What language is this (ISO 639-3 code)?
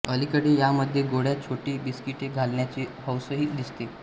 mar